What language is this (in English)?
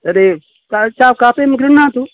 Sanskrit